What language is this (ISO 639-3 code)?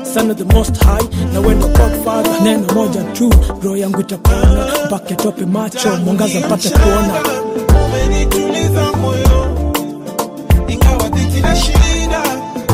swa